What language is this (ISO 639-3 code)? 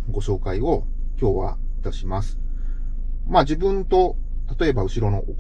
jpn